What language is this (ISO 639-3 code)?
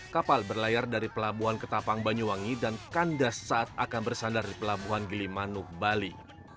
ind